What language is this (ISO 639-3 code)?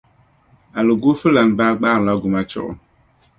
dag